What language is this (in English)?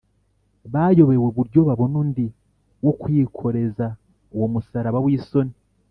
Kinyarwanda